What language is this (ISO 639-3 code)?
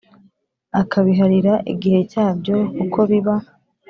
kin